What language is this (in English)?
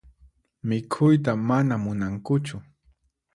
Puno Quechua